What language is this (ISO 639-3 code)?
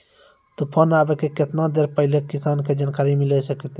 mai